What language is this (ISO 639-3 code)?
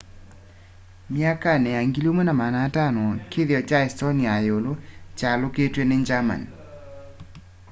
kam